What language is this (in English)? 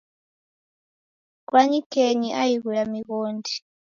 Taita